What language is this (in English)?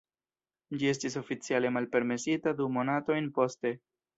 Esperanto